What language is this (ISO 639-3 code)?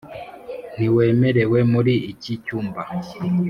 kin